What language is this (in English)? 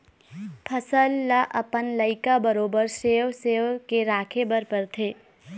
Chhattisgarhi